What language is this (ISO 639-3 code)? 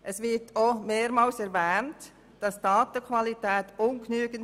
gsw